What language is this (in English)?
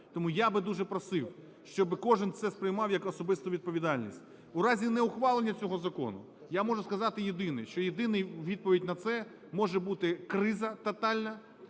Ukrainian